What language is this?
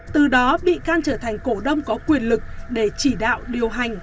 Vietnamese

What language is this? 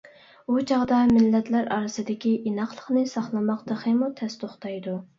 Uyghur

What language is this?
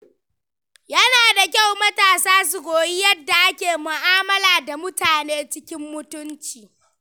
Hausa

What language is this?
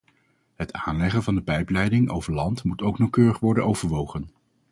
Dutch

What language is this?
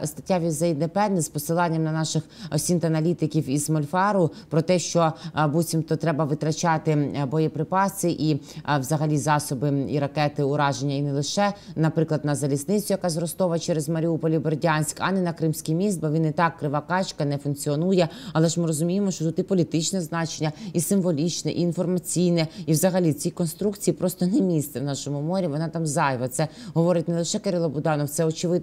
Ukrainian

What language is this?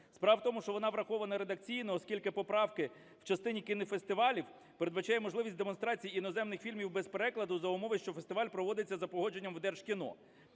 Ukrainian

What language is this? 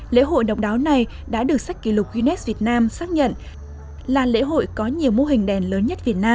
Vietnamese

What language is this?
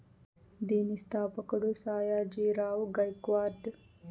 Telugu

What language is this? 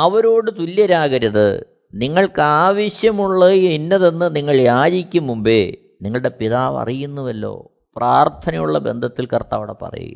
Malayalam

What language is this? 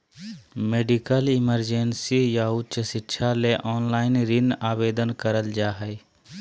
Magahi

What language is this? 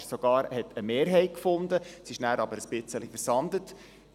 Swiss German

